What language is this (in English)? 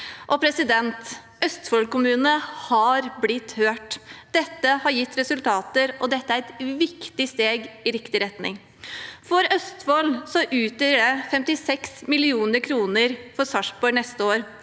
Norwegian